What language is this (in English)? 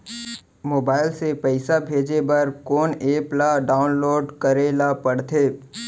Chhattisgarhi